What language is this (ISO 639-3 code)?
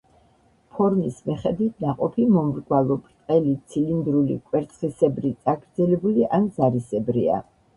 kat